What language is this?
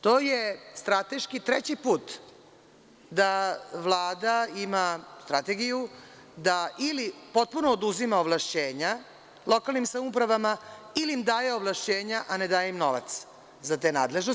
Serbian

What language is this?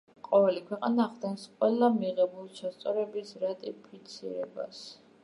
Georgian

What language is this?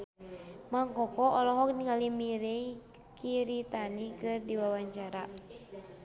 Sundanese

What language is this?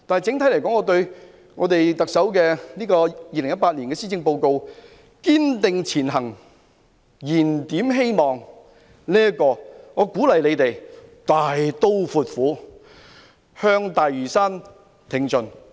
Cantonese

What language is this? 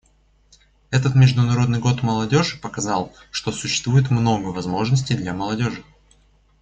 Russian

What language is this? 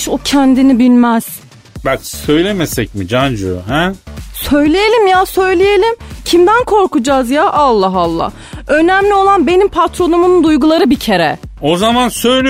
Turkish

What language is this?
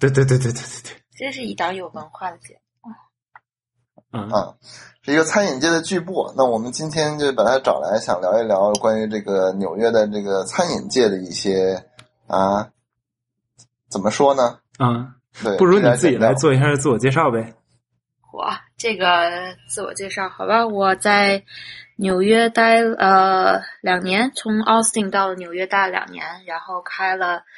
Chinese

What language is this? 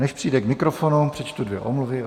Czech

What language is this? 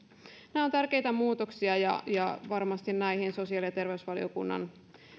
Finnish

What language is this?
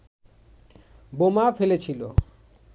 Bangla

